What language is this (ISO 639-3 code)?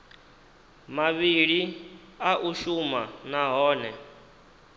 ven